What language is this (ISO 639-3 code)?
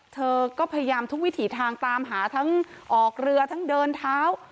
tha